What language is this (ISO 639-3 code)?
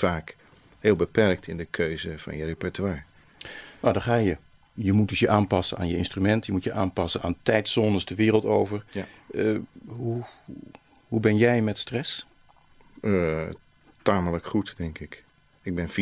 nld